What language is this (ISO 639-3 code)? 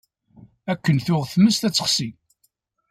kab